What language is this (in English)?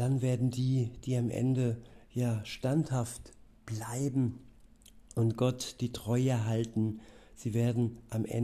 German